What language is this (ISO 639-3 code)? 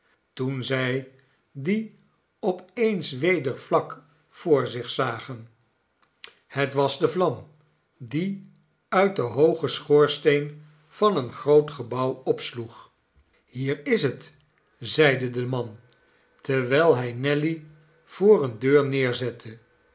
nld